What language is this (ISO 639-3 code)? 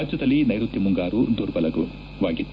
kan